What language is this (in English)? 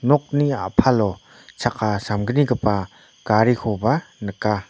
Garo